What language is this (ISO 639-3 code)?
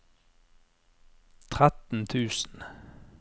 nor